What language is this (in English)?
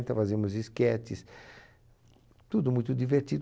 Portuguese